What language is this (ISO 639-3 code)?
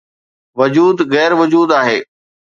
snd